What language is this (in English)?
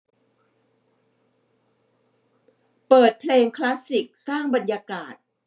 Thai